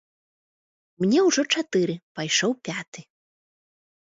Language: Belarusian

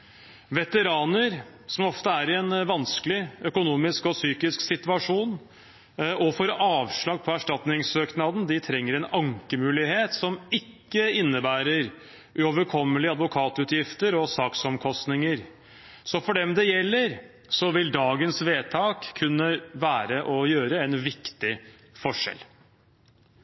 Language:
Norwegian Bokmål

